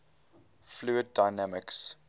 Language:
English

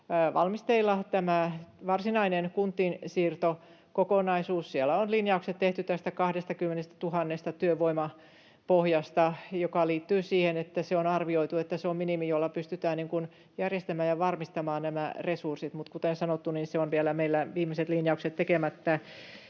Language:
Finnish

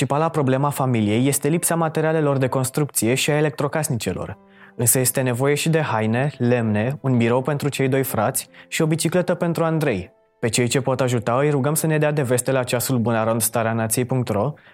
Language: Romanian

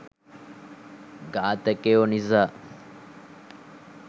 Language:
Sinhala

